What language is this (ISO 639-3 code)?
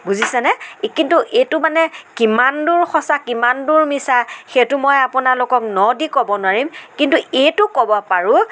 asm